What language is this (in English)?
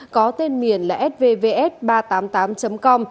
Vietnamese